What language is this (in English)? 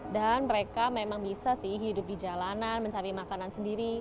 Indonesian